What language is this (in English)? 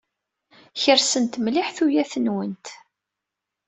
Kabyle